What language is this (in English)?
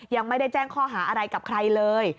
Thai